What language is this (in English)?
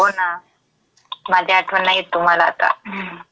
Marathi